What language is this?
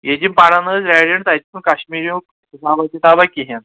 Kashmiri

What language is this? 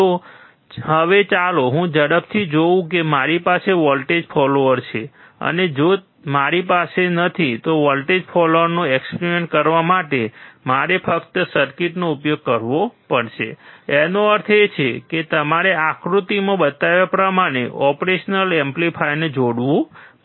Gujarati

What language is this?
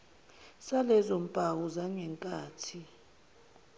Zulu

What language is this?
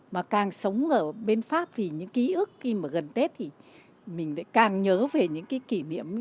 Vietnamese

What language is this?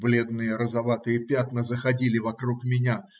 Russian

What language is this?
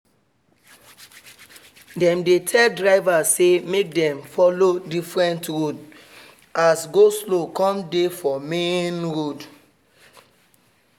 Nigerian Pidgin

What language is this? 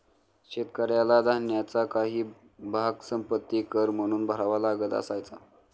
Marathi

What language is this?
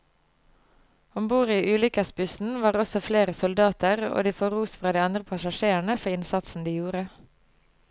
Norwegian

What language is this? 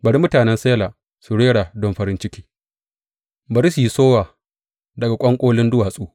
Hausa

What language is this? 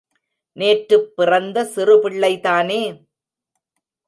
Tamil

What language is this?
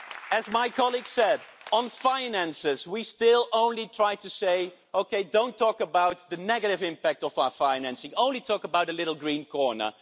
English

